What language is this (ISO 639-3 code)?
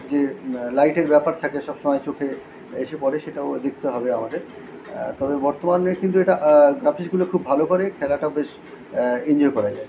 ben